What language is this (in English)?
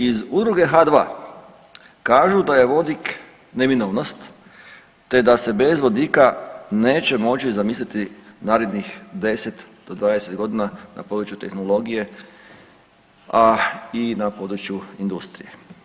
Croatian